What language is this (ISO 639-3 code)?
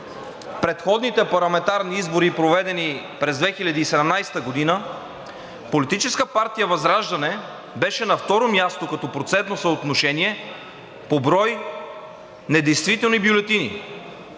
bul